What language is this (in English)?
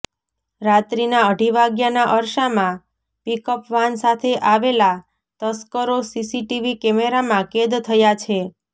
Gujarati